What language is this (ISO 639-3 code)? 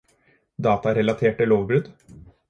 nob